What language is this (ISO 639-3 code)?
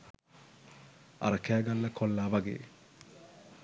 sin